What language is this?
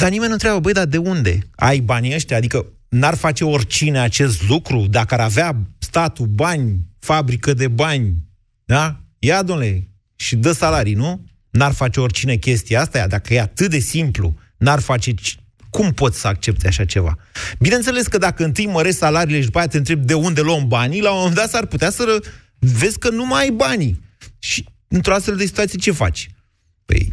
Romanian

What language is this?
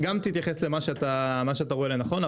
Hebrew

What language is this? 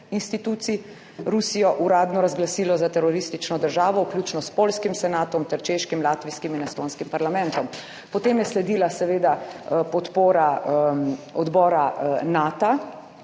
Slovenian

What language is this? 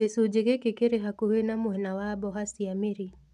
Kikuyu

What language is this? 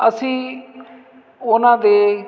Punjabi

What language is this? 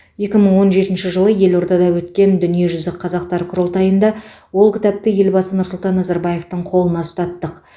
Kazakh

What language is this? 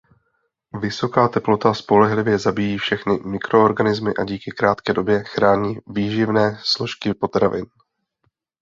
Czech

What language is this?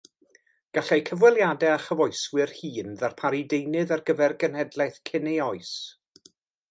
Welsh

